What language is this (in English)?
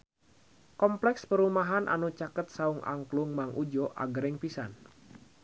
Sundanese